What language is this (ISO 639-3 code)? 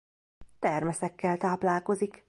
hun